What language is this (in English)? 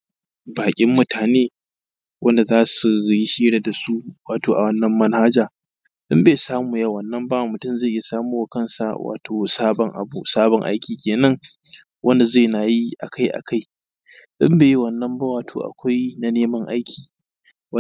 Hausa